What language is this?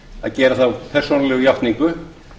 Icelandic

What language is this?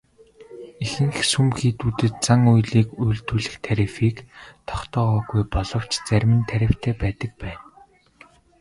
Mongolian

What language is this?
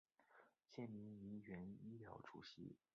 Chinese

